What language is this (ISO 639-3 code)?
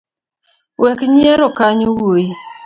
luo